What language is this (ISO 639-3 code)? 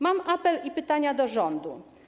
pol